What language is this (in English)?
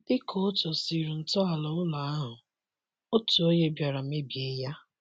Igbo